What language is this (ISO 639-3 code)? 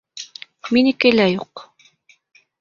bak